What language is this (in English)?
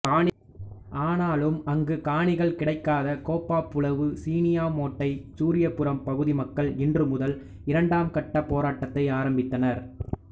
Tamil